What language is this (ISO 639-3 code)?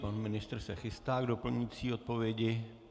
ces